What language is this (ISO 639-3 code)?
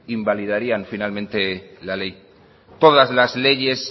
spa